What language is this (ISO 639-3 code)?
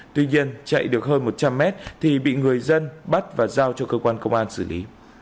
vie